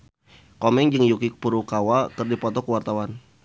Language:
Sundanese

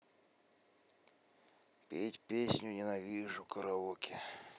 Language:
Russian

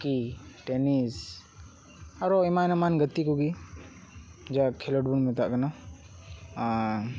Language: Santali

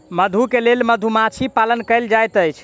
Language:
Maithili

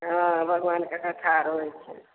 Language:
Maithili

